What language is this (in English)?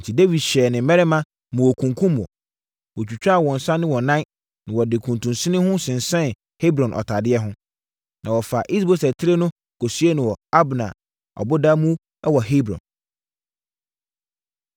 Akan